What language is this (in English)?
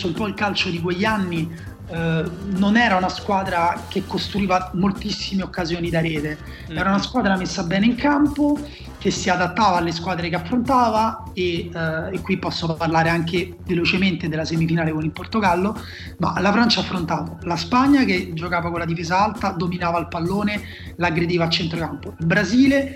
Italian